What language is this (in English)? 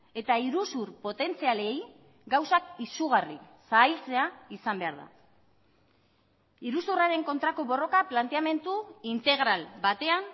Basque